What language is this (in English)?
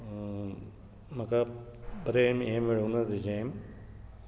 Konkani